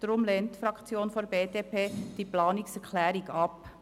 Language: Swiss German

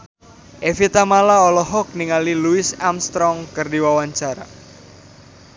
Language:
Sundanese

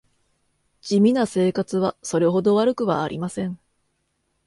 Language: Japanese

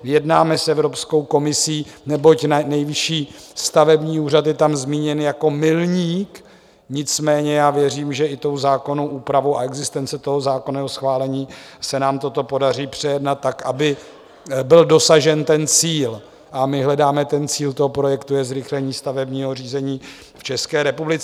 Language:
Czech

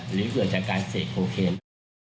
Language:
Thai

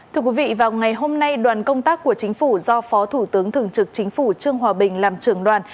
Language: Vietnamese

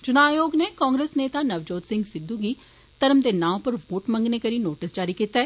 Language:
Dogri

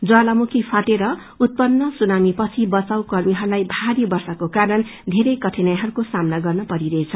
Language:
Nepali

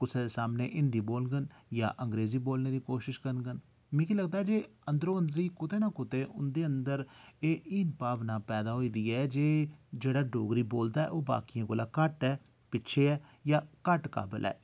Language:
Dogri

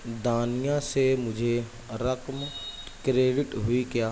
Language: Urdu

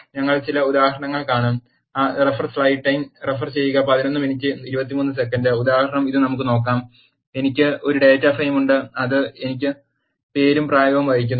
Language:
Malayalam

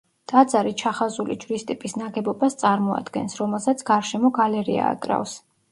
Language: Georgian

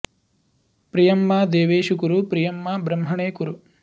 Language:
Sanskrit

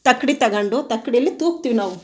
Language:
Kannada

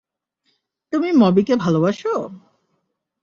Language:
Bangla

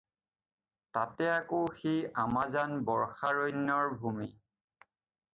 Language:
Assamese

